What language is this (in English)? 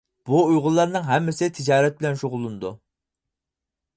Uyghur